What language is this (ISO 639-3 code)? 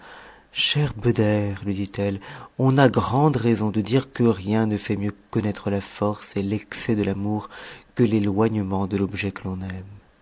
fra